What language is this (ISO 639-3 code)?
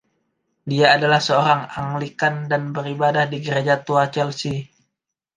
ind